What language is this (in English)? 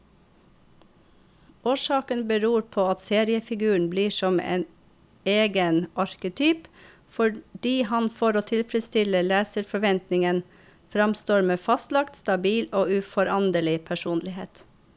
Norwegian